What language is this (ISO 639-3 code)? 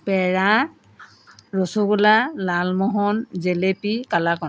asm